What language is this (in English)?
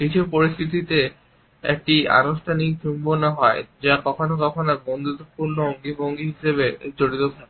Bangla